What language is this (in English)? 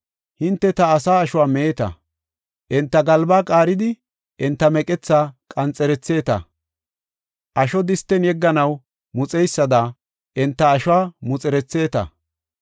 Gofa